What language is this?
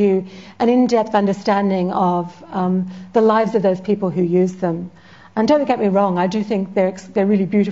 English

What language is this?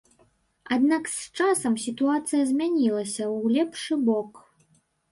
Belarusian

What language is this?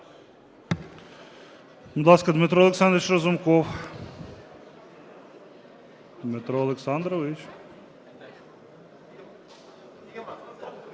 Ukrainian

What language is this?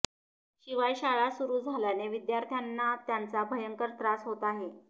Marathi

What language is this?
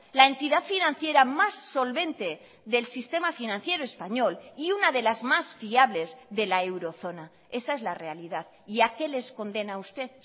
Spanish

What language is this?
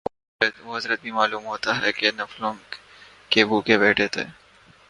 Urdu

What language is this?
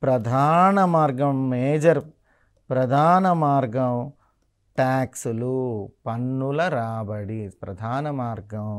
Telugu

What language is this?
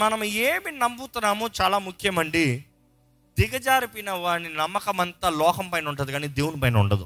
Telugu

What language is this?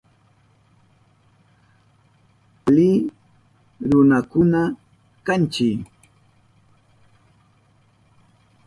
Southern Pastaza Quechua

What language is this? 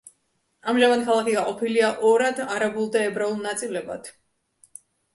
Georgian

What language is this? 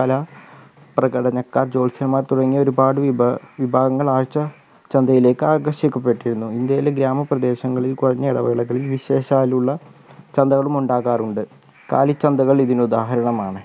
Malayalam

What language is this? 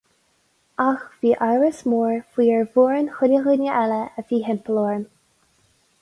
Irish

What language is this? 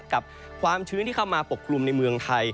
Thai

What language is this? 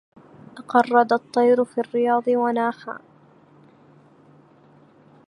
Arabic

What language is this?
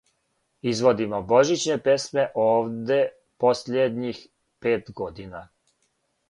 Serbian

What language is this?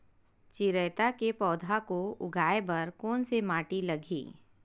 Chhattisgarhi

